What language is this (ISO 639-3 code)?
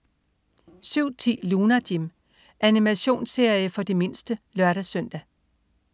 dan